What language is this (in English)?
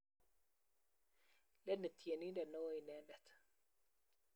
Kalenjin